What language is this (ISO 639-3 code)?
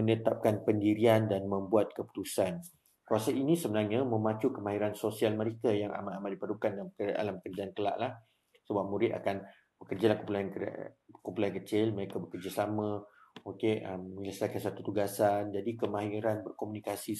msa